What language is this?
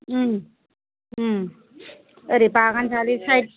Bodo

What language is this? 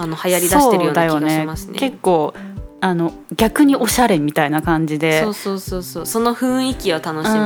Japanese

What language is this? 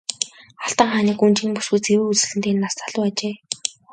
Mongolian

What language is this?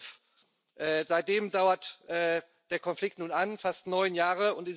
German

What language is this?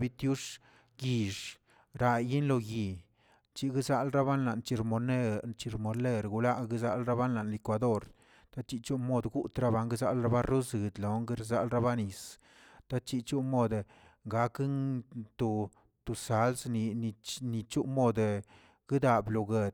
Tilquiapan Zapotec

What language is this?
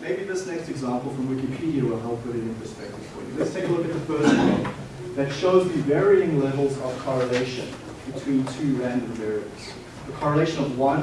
English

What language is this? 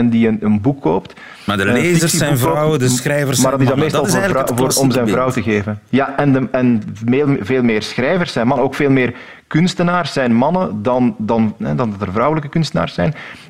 Dutch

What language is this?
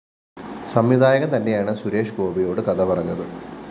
Malayalam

